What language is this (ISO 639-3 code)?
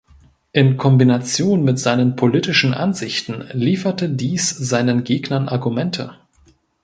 deu